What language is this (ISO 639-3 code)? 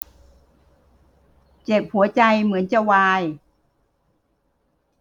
tha